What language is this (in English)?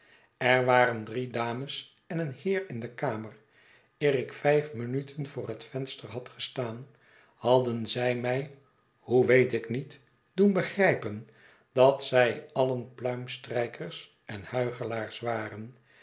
Dutch